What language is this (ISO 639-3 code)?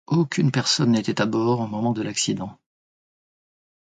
fra